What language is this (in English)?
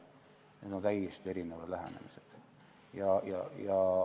Estonian